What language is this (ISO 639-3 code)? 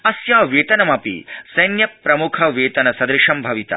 san